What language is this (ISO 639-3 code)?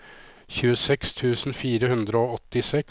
nor